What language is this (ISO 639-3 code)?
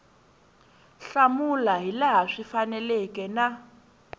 tso